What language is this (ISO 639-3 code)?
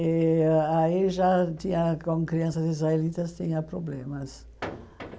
por